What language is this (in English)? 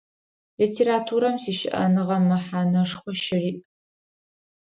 Adyghe